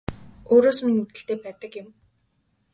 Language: Mongolian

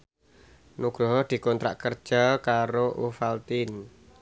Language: Javanese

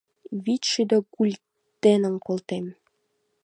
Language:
Mari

